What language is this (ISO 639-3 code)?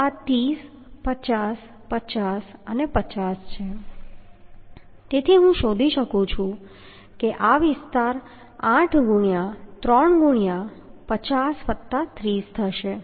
guj